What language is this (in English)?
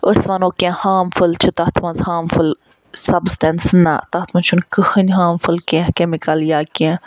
Kashmiri